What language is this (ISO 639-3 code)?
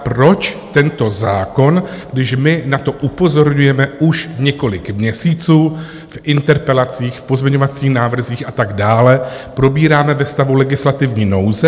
ces